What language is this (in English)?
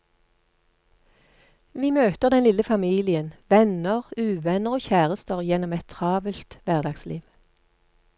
Norwegian